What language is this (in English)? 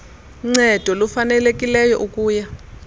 Xhosa